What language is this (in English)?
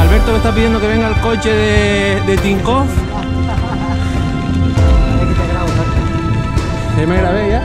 Spanish